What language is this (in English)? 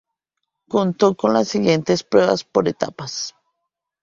Spanish